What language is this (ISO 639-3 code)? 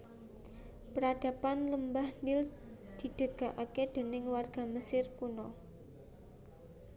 jav